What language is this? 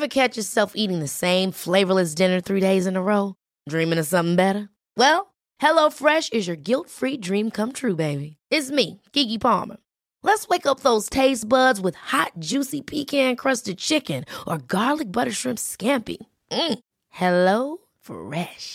Swedish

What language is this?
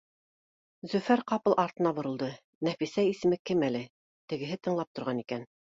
Bashkir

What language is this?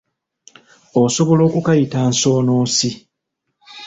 Ganda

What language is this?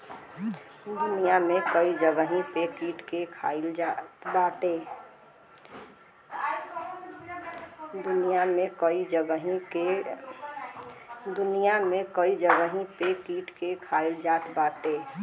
Bhojpuri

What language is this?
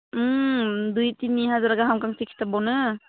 Bodo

